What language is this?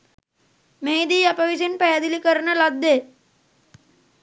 Sinhala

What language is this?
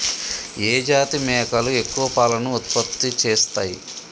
Telugu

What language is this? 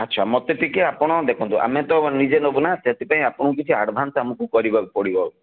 Odia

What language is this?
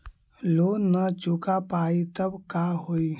Magahi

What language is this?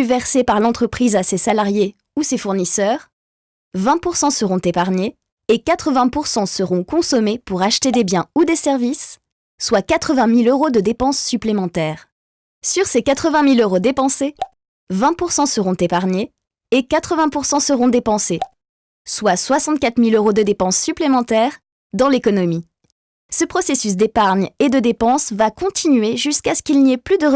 French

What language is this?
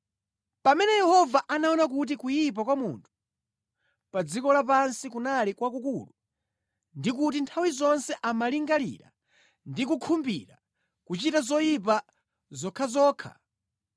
Nyanja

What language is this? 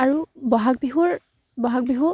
Assamese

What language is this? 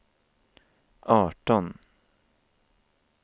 Swedish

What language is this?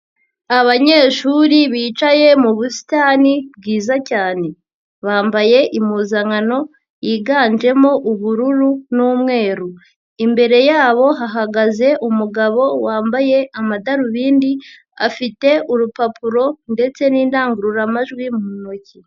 Kinyarwanda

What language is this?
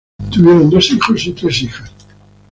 Spanish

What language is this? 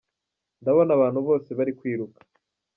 Kinyarwanda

